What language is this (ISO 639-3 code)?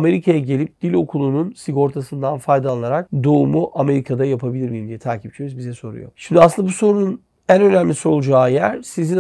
tur